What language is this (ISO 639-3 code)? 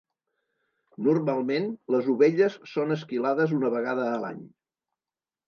cat